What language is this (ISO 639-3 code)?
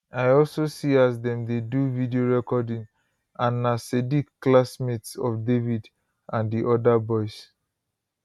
pcm